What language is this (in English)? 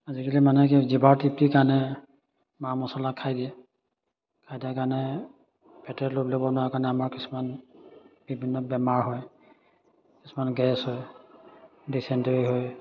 Assamese